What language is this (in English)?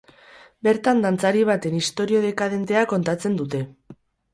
Basque